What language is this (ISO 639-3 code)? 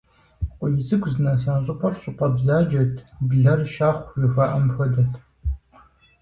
kbd